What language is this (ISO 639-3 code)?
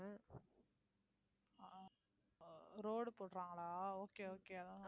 tam